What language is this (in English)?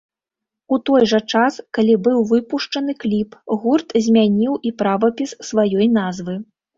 Belarusian